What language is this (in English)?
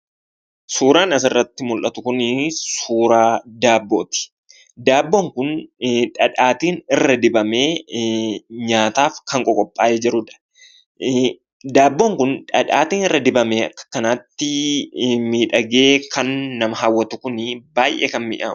Oromo